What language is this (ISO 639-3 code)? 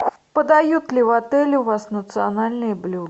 rus